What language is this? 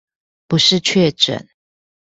Chinese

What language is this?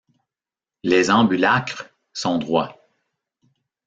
French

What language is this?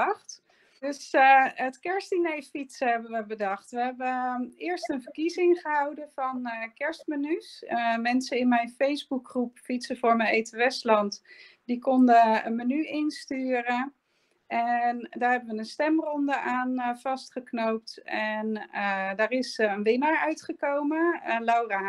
Dutch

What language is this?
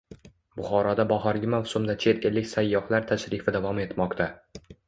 Uzbek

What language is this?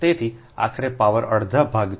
Gujarati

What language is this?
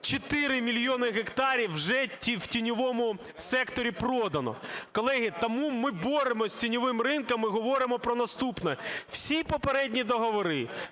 Ukrainian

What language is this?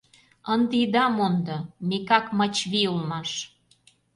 Mari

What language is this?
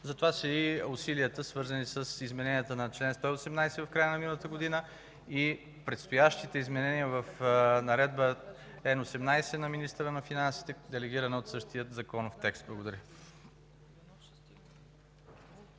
Bulgarian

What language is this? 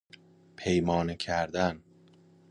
Persian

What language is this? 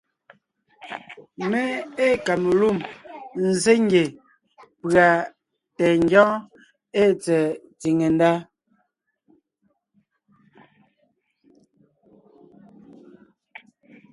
Ngiemboon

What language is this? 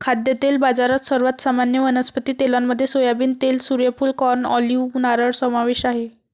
Marathi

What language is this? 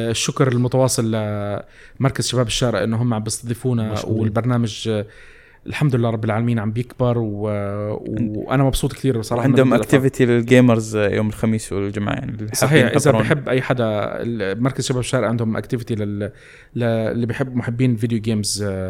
Arabic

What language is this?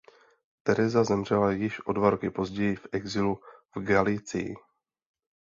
Czech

